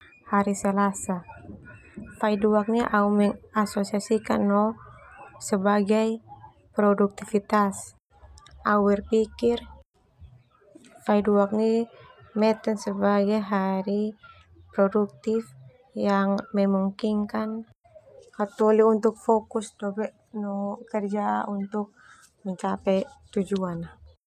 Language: Termanu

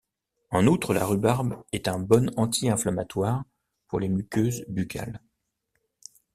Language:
French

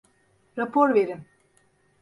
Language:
Turkish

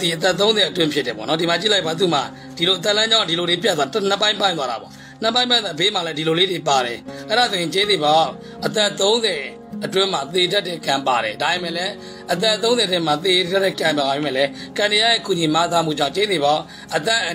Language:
Indonesian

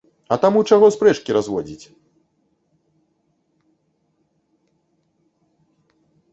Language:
Belarusian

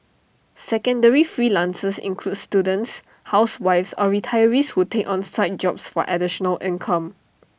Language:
English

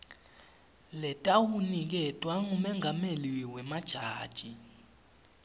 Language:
Swati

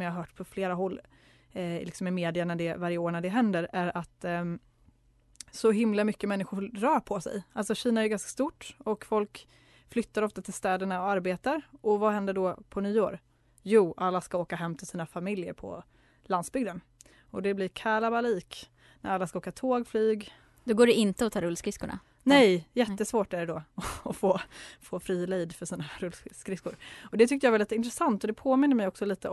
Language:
Swedish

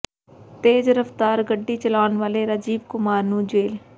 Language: Punjabi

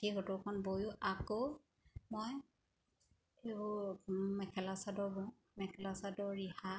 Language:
Assamese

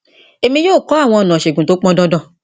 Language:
Yoruba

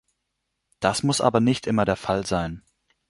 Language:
German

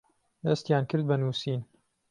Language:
Central Kurdish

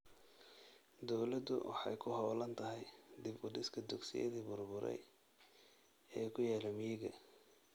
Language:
Somali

